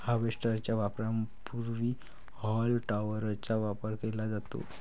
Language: Marathi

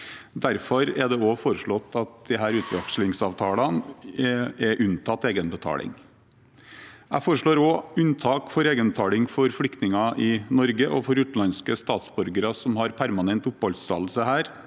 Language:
Norwegian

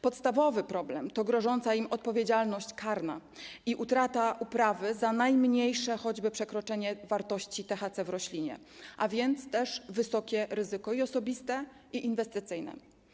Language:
Polish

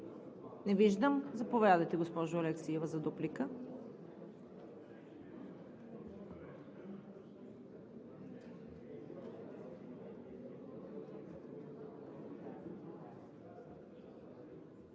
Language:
Bulgarian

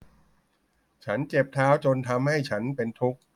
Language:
Thai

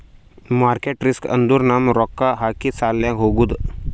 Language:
Kannada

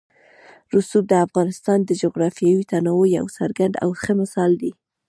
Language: Pashto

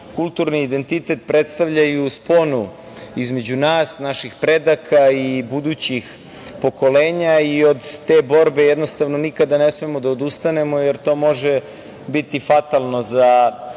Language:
Serbian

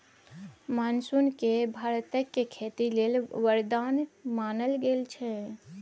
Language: Maithili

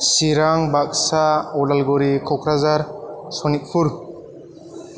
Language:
Bodo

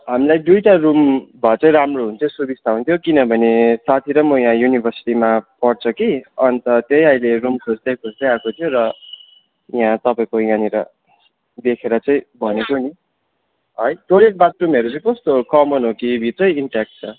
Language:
Nepali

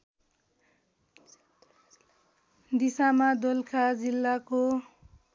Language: Nepali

